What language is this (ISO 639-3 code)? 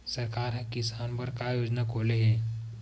hne